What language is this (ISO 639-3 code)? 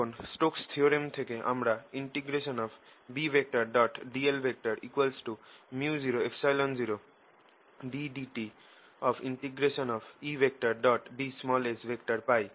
ben